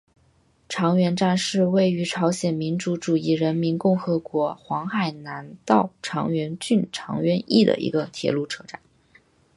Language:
Chinese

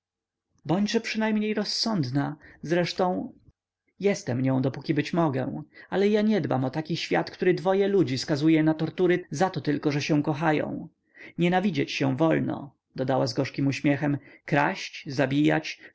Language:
Polish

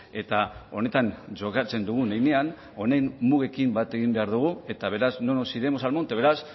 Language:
Basque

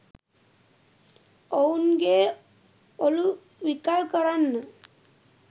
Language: Sinhala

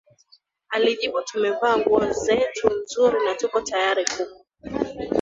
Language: Swahili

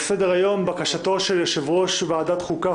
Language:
Hebrew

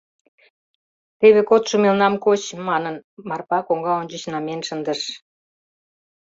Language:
Mari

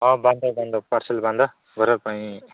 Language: Odia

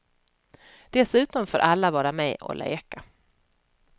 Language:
Swedish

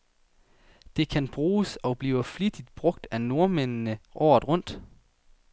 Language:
Danish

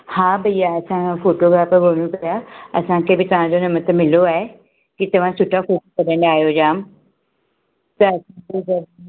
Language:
Sindhi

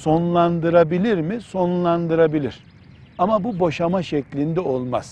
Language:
Turkish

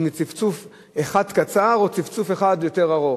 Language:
Hebrew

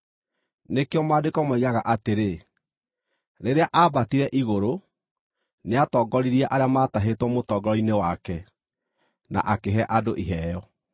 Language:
Kikuyu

